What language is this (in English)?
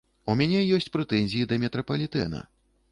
Belarusian